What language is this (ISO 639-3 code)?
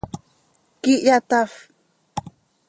sei